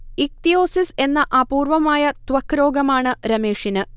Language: Malayalam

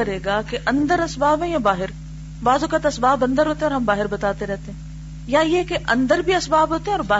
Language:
Urdu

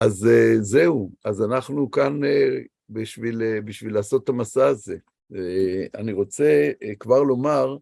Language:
Hebrew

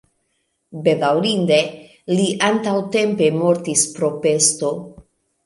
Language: Esperanto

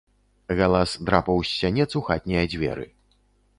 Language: Belarusian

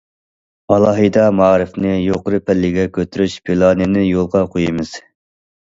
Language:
Uyghur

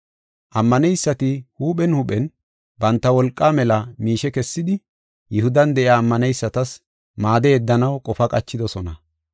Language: Gofa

